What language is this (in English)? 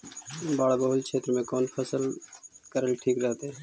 Magahi